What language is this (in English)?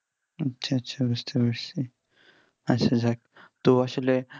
Bangla